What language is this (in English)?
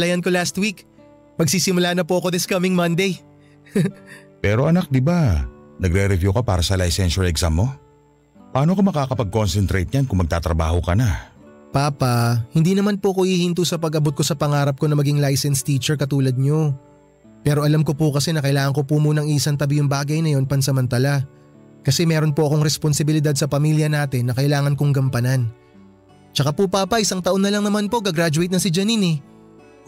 Filipino